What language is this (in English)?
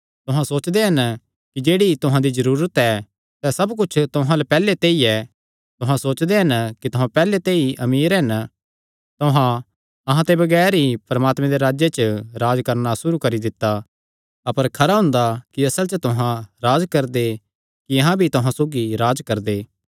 Kangri